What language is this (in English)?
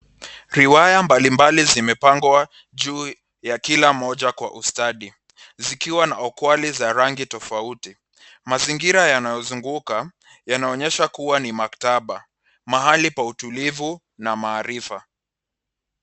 Swahili